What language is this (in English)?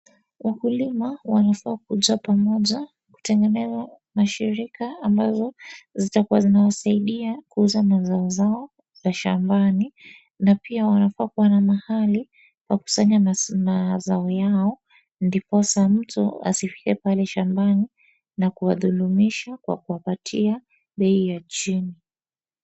Swahili